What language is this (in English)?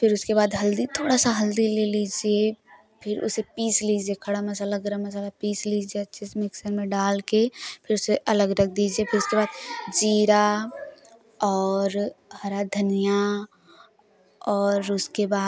Hindi